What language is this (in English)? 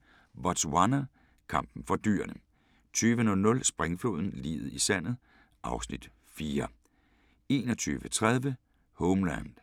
Danish